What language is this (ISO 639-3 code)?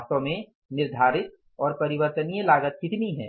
hin